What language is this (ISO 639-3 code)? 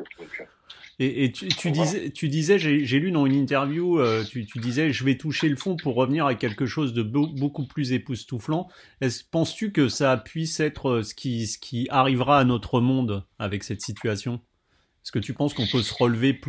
fra